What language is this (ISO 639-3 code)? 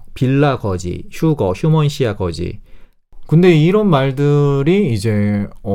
kor